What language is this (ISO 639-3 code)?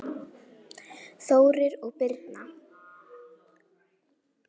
isl